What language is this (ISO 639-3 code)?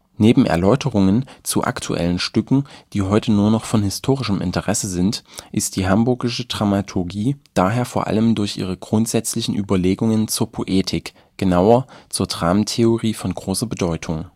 deu